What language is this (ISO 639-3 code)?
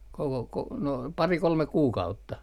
fin